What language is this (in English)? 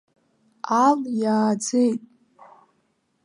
Abkhazian